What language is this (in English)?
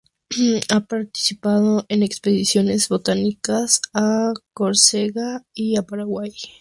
Spanish